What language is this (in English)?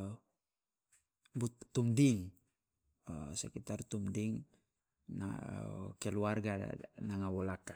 Loloda